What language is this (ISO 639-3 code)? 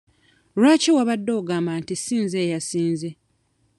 lug